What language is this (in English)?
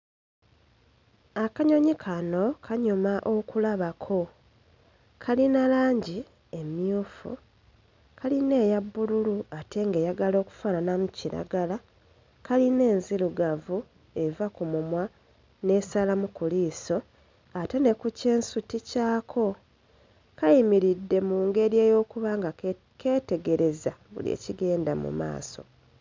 Ganda